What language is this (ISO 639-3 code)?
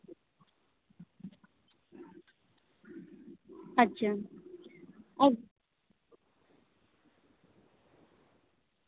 sat